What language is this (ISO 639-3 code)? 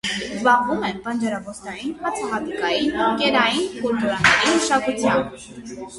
hye